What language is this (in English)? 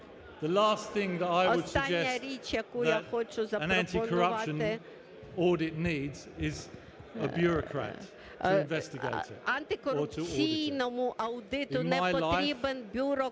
Ukrainian